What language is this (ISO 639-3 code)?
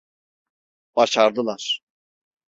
tur